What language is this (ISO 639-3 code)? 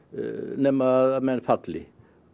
isl